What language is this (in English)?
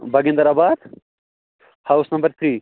Kashmiri